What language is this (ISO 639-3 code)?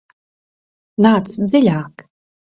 lav